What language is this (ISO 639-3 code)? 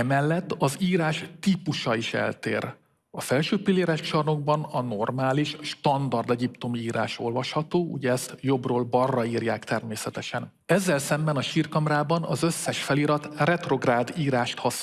hun